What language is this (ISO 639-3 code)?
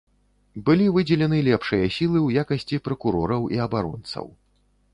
bel